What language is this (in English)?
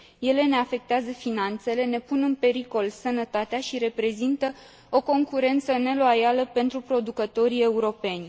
Romanian